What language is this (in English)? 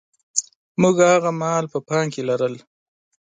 Pashto